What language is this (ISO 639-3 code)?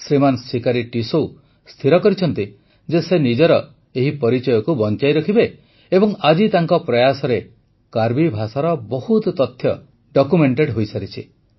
ori